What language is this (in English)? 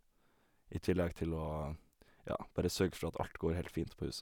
Norwegian